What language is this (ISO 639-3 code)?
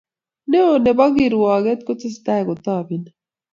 kln